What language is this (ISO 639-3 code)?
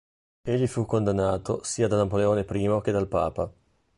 ita